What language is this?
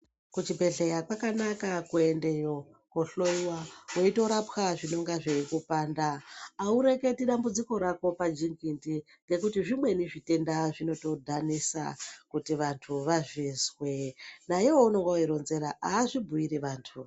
Ndau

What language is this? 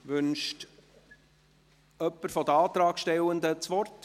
Swiss German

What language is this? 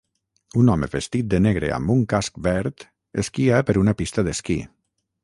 Catalan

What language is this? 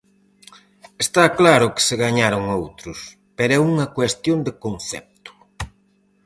Galician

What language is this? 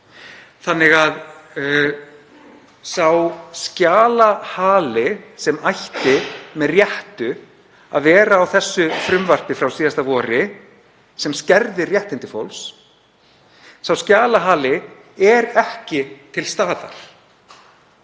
Icelandic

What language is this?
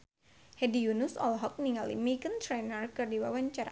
Sundanese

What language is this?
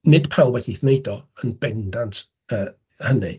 Welsh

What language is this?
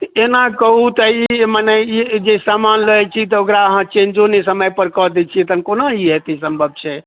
Maithili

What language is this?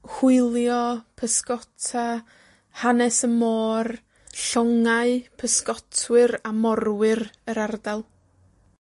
Welsh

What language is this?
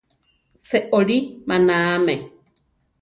Central Tarahumara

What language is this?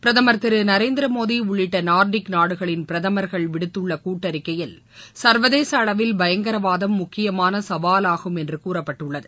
Tamil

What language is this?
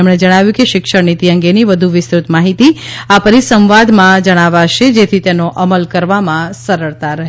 Gujarati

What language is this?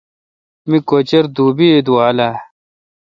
Kalkoti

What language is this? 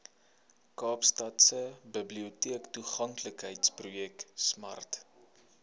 Afrikaans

